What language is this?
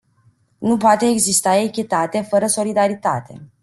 Romanian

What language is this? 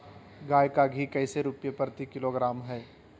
Magahi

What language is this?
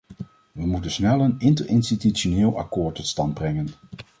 Dutch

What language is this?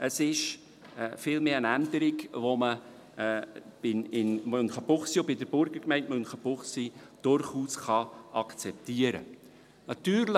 Swiss German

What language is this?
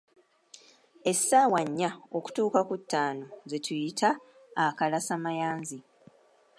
Ganda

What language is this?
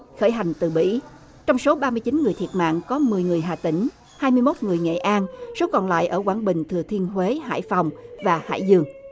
Vietnamese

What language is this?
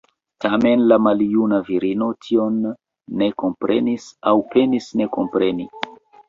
Esperanto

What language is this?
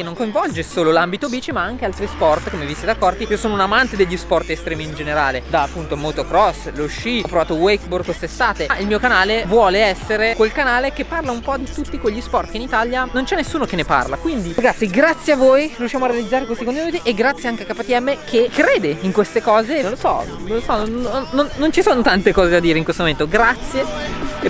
Italian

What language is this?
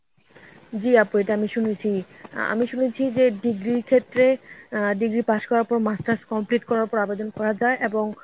Bangla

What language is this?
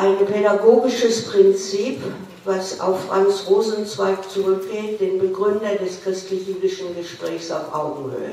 German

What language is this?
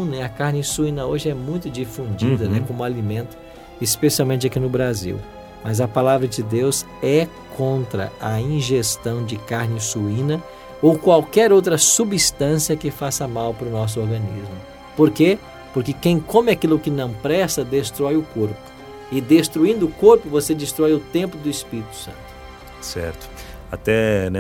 Portuguese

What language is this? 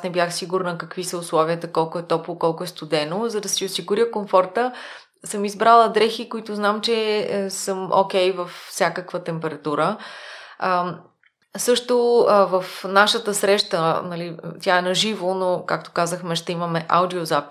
Bulgarian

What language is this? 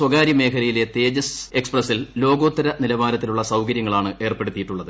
Malayalam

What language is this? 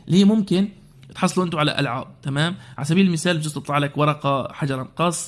Arabic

